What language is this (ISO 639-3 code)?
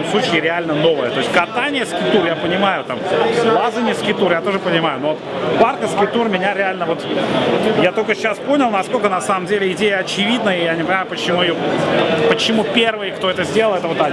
rus